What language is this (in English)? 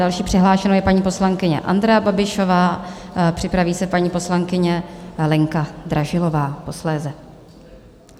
Czech